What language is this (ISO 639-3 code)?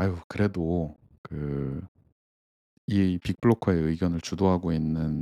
kor